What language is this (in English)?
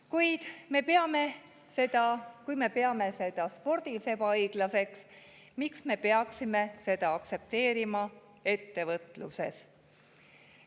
Estonian